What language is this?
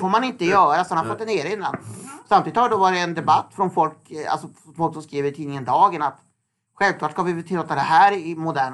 Swedish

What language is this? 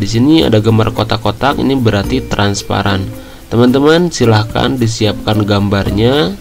Indonesian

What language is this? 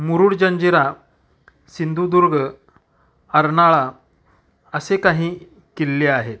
Marathi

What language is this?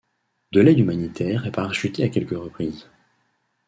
French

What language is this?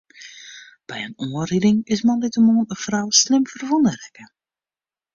Western Frisian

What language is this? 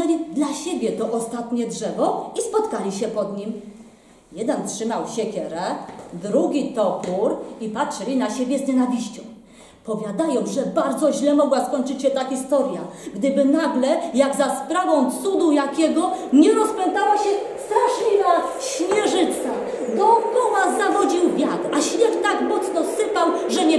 Polish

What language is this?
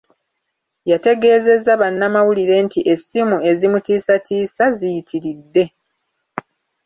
Ganda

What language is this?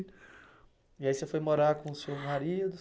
Portuguese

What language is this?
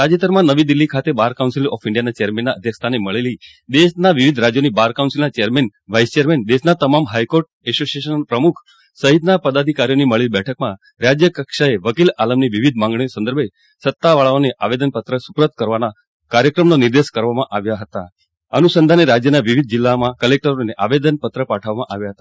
Gujarati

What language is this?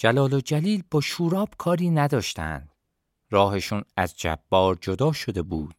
Persian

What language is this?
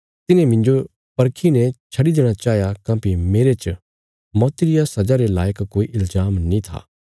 Bilaspuri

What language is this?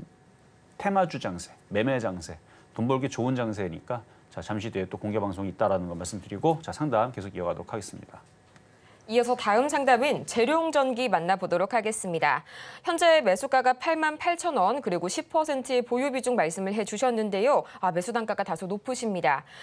Korean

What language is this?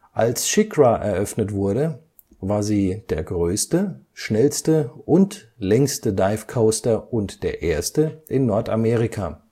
German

